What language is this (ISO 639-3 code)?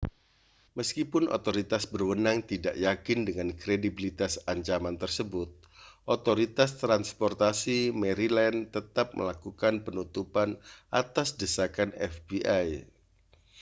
ind